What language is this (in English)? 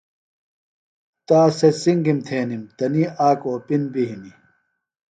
Phalura